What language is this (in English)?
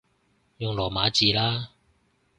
Cantonese